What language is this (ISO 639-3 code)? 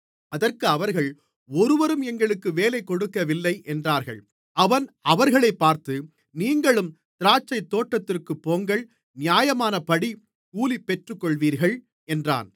tam